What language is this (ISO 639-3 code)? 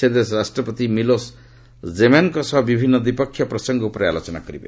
ori